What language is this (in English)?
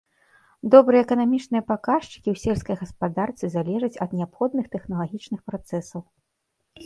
Belarusian